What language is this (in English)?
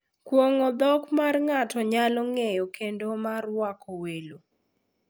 Luo (Kenya and Tanzania)